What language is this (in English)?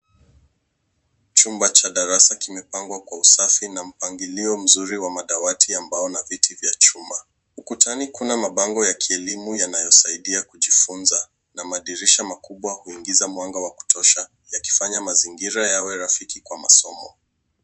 Swahili